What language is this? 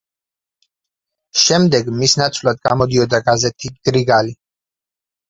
Georgian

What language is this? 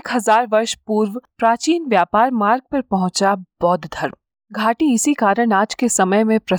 Hindi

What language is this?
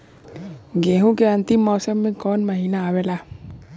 Bhojpuri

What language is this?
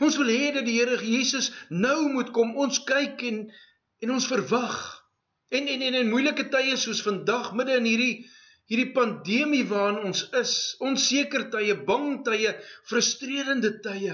Dutch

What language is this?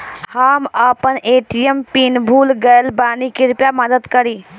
Bhojpuri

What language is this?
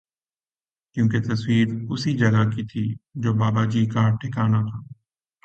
Urdu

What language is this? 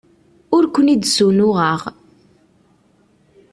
Kabyle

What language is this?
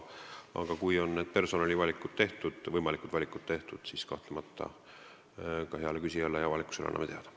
Estonian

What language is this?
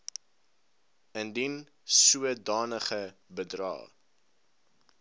Afrikaans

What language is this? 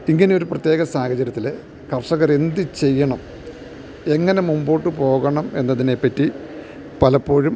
Malayalam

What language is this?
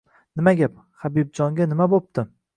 Uzbek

